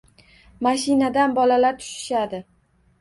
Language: Uzbek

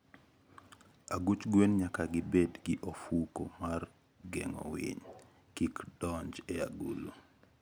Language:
Luo (Kenya and Tanzania)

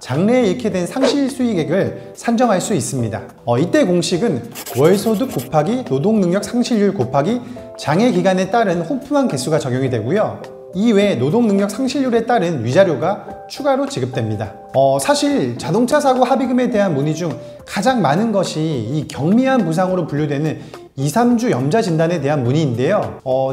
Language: Korean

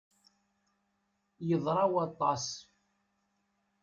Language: Kabyle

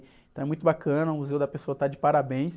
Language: Portuguese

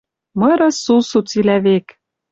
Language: Western Mari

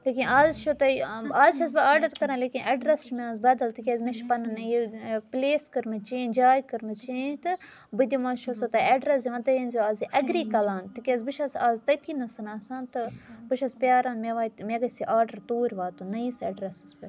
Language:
Kashmiri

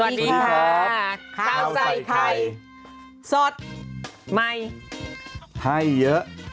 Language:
Thai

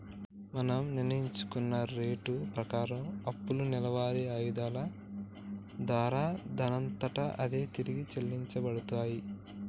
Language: Telugu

